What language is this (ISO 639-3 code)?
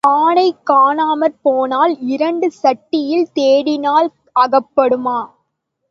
tam